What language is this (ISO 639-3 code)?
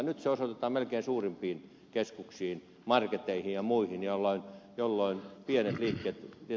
fin